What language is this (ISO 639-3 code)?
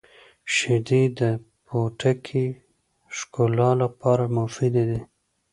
pus